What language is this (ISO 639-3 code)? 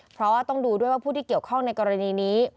tha